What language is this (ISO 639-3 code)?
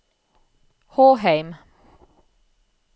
nor